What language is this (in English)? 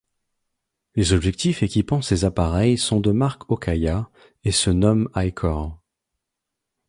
French